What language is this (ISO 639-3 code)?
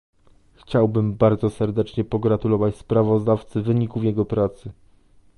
pol